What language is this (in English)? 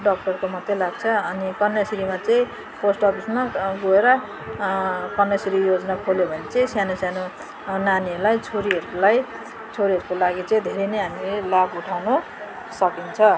Nepali